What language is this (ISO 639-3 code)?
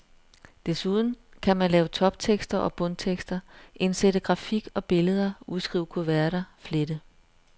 dan